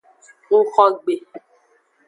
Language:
Aja (Benin)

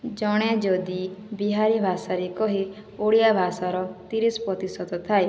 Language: Odia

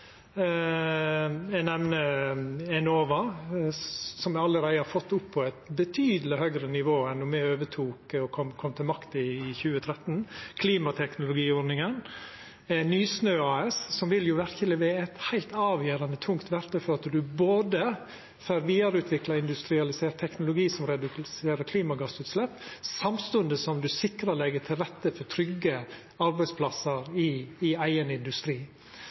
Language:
Norwegian Nynorsk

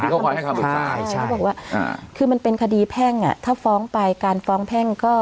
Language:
Thai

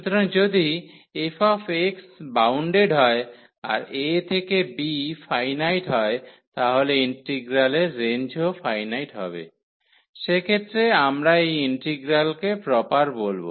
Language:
Bangla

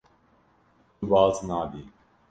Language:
Kurdish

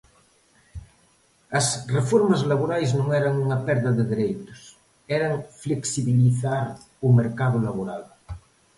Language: Galician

